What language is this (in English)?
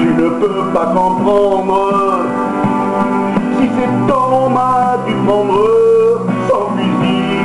Greek